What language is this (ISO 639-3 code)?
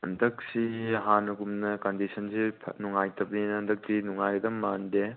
mni